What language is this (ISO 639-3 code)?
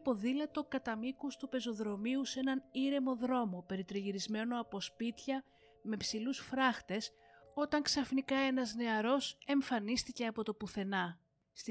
ell